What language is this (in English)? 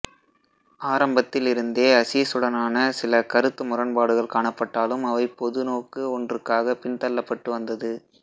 Tamil